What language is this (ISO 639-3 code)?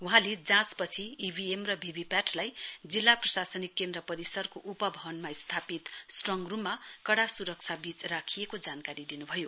nep